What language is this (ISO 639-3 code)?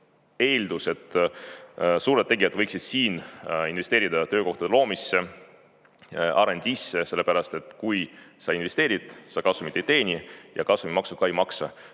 est